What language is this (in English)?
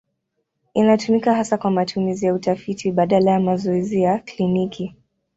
Swahili